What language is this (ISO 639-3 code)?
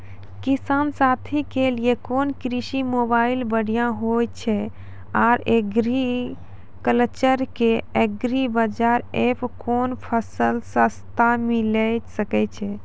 mai